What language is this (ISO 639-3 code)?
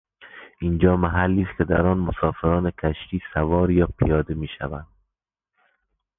fas